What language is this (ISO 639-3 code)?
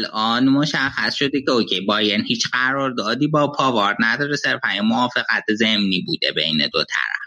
fas